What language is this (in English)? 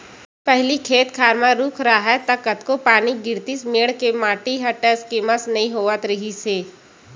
Chhattisgarhi